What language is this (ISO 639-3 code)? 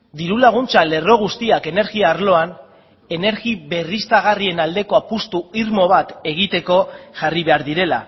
eus